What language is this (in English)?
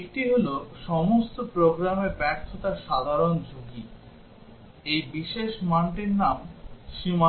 Bangla